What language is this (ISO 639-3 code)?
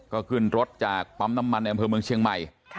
tha